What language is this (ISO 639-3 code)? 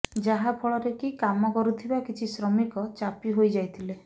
ori